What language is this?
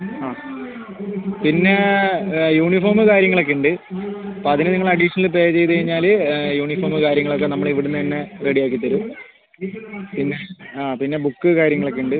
Malayalam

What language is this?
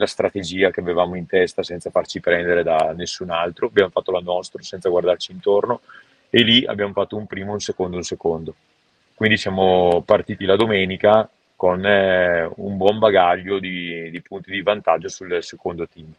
Italian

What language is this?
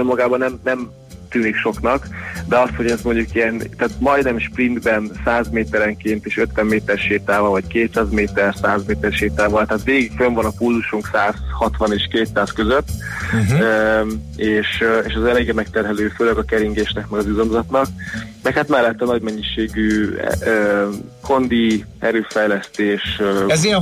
Hungarian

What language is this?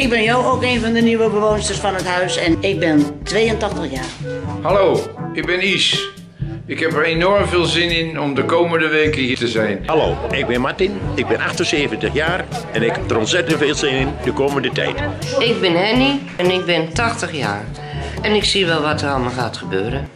Dutch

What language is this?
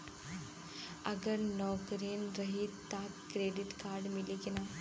Bhojpuri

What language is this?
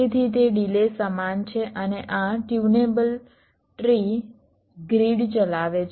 Gujarati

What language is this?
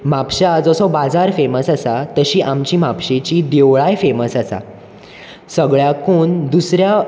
Konkani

